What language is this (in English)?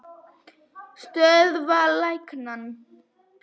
Icelandic